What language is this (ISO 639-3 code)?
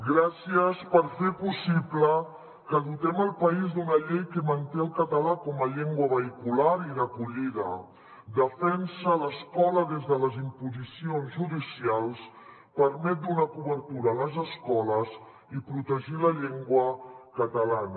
cat